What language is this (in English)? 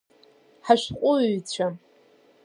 Abkhazian